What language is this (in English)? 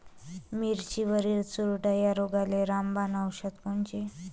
Marathi